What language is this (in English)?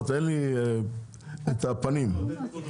Hebrew